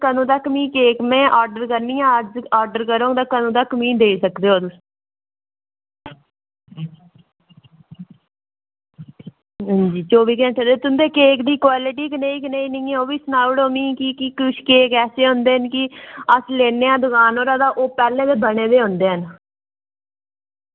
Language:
Dogri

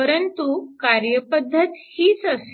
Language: Marathi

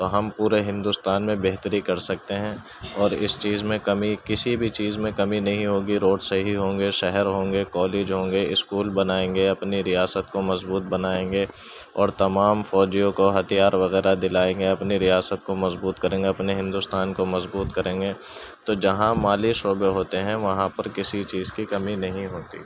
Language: Urdu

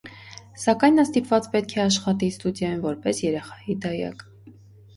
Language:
Armenian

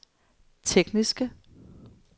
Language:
Danish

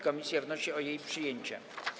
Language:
Polish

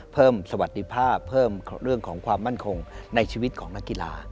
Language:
Thai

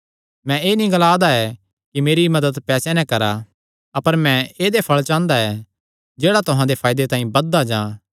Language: Kangri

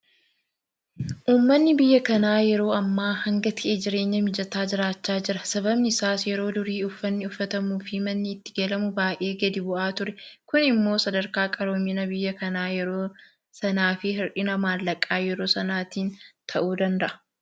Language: Oromo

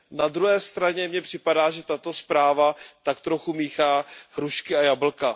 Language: Czech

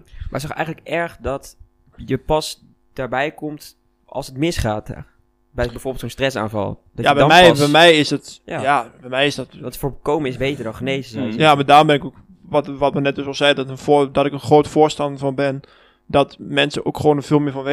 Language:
Dutch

